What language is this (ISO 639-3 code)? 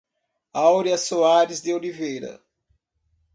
por